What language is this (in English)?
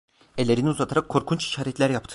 Turkish